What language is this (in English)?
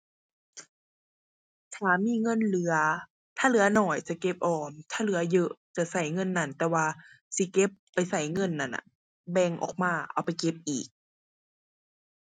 Thai